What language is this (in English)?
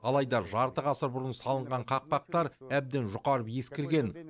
Kazakh